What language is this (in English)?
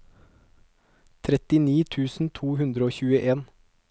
Norwegian